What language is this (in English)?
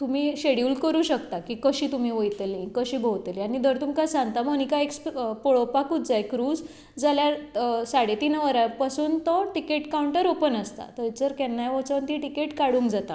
Konkani